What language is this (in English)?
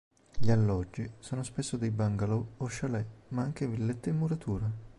Italian